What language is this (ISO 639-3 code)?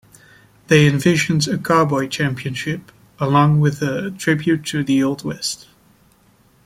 eng